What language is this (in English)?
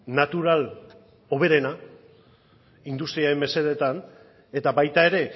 Basque